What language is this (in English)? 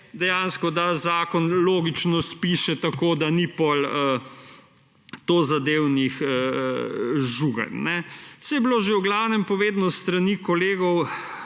Slovenian